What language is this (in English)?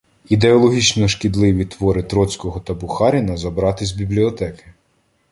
Ukrainian